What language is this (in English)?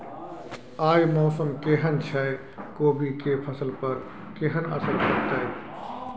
Maithili